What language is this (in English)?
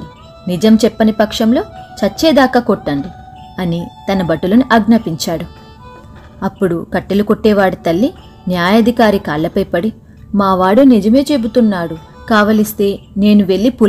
Telugu